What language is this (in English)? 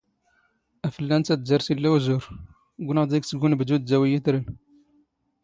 Standard Moroccan Tamazight